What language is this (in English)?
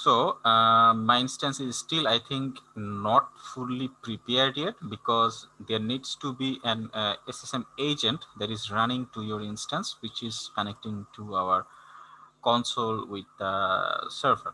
English